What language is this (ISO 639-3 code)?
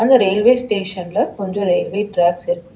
tam